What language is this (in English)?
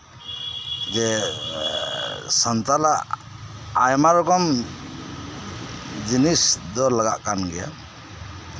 Santali